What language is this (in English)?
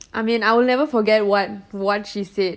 English